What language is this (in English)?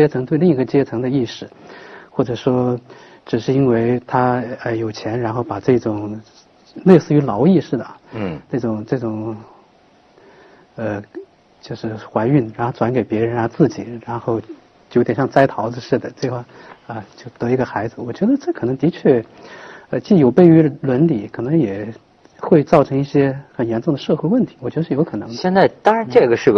Chinese